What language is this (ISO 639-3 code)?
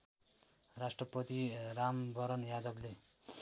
nep